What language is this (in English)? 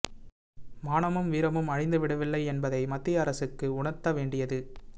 Tamil